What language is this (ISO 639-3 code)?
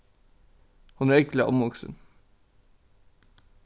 fao